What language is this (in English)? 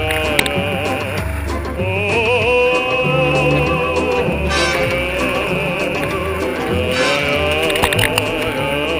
Latvian